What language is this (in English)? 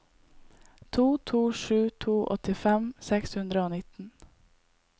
Norwegian